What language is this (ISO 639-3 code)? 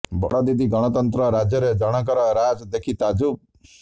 ori